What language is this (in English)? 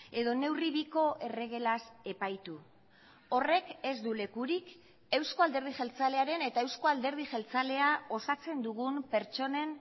Basque